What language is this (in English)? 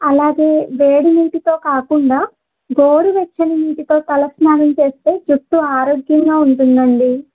Telugu